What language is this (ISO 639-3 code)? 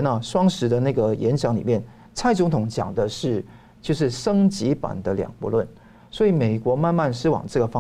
zho